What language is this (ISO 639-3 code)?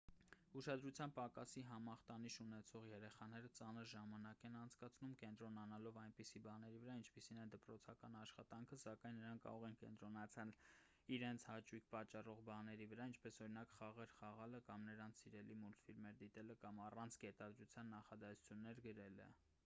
hye